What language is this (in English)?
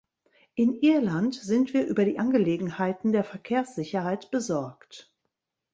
German